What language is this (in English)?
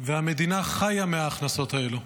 Hebrew